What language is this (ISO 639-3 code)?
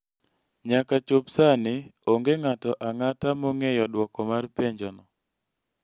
luo